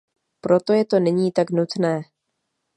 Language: Czech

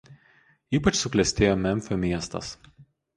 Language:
Lithuanian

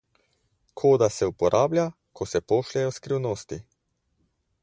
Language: Slovenian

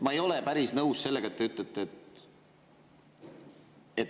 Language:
Estonian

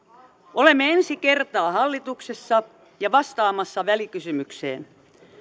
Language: Finnish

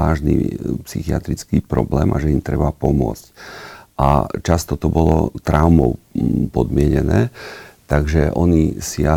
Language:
Slovak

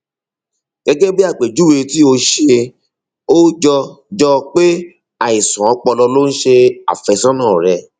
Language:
Yoruba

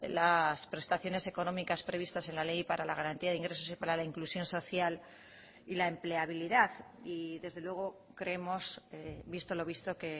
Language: Spanish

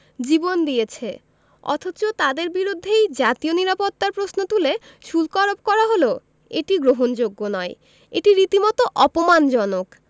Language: Bangla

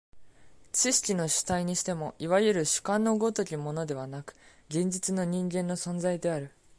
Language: Japanese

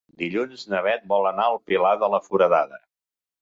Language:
Catalan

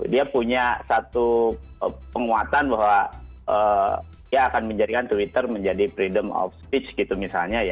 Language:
Indonesian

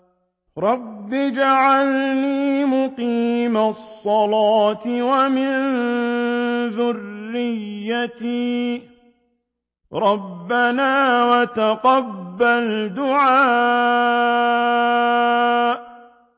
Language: Arabic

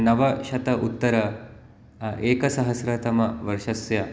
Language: Sanskrit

